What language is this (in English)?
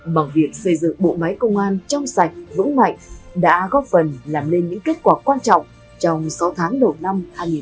Vietnamese